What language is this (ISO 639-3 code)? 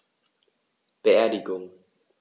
deu